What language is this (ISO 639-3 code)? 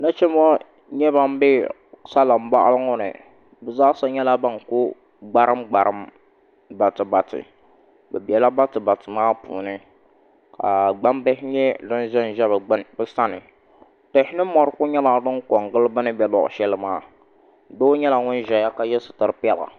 dag